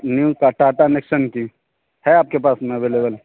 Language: Urdu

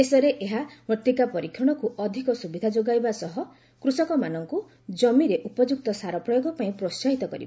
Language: Odia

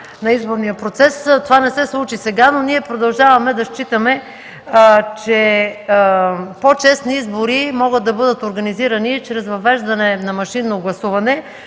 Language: Bulgarian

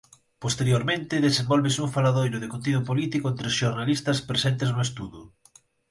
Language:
Galician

